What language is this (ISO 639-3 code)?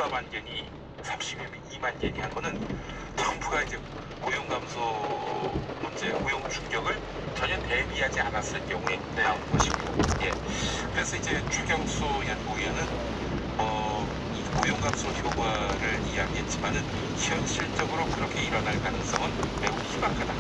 kor